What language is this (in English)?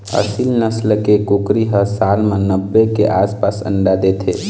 Chhattisgarhi